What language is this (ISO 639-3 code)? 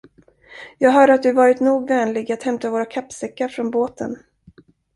swe